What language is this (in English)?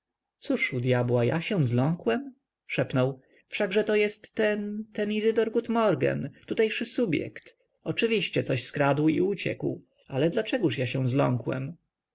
Polish